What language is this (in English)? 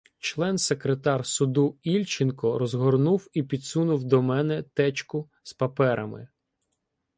Ukrainian